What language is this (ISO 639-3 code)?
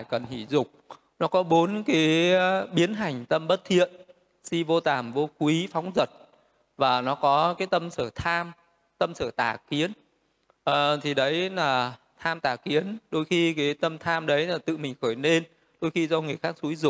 vie